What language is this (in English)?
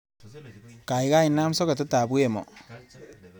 Kalenjin